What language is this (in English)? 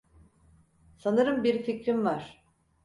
Turkish